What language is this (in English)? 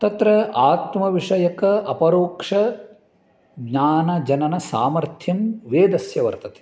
Sanskrit